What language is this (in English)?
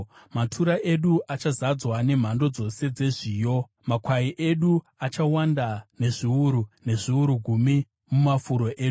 Shona